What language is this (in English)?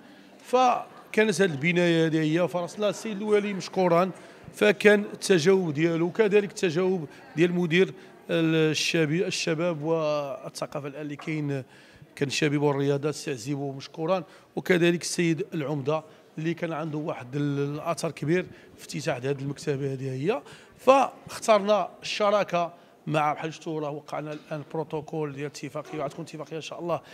Arabic